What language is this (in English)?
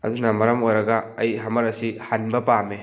Manipuri